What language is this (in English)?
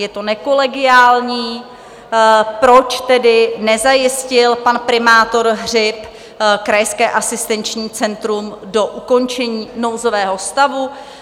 Czech